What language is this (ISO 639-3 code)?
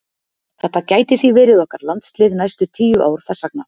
isl